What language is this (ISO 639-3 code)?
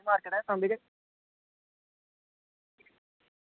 doi